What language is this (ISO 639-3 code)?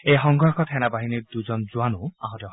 asm